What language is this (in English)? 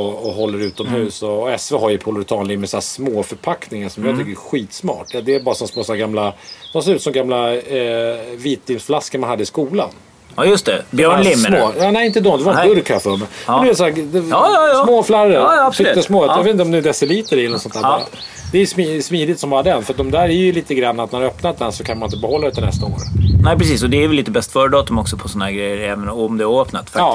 Swedish